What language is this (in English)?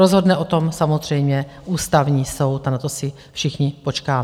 Czech